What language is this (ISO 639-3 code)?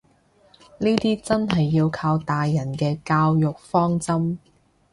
yue